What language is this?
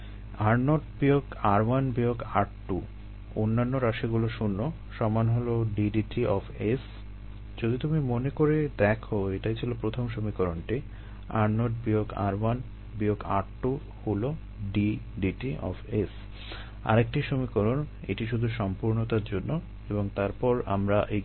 Bangla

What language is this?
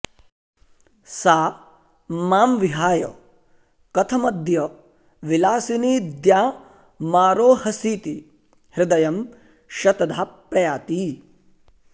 Sanskrit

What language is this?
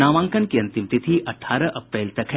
Hindi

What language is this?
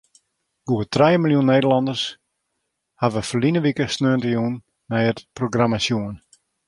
Western Frisian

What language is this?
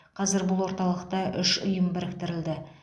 Kazakh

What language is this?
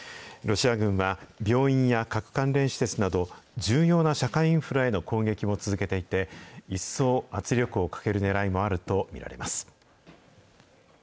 Japanese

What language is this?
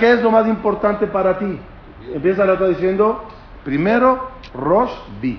Spanish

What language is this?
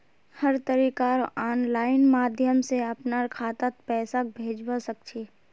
Magahi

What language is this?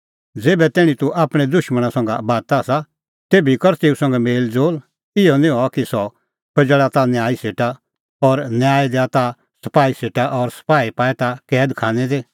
Kullu Pahari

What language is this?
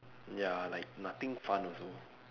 English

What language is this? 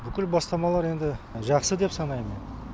Kazakh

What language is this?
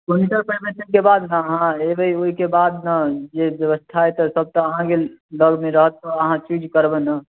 Maithili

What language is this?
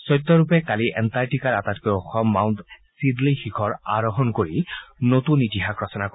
Assamese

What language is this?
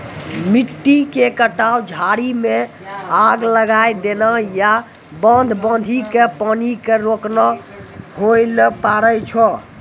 Maithili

